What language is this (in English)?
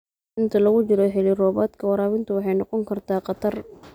Somali